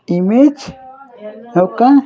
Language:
Telugu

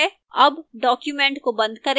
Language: Hindi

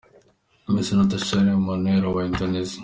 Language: Kinyarwanda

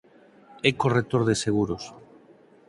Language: Galician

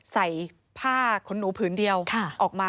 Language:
Thai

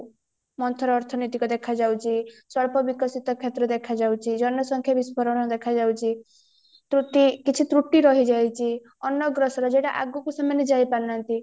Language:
Odia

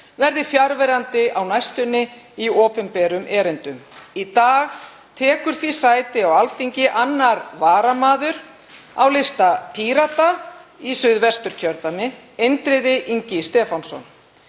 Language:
Icelandic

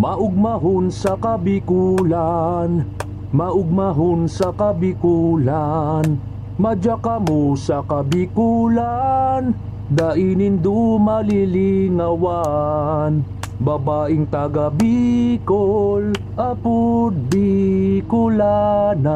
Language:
Filipino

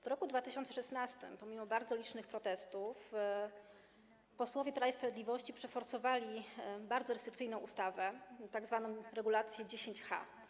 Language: Polish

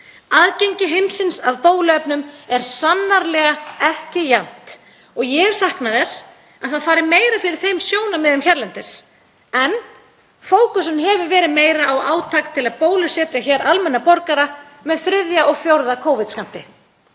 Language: Icelandic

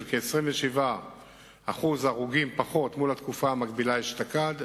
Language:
Hebrew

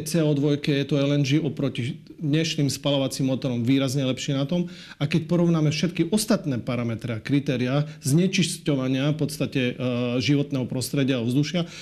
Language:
Slovak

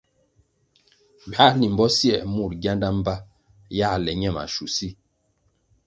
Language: Kwasio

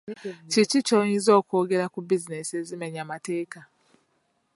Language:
Ganda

